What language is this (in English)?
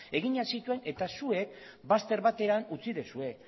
Basque